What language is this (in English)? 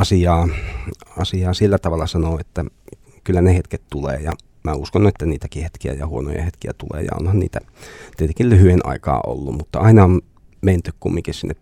Finnish